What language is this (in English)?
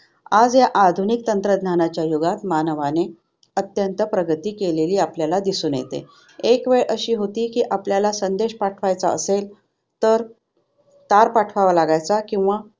Marathi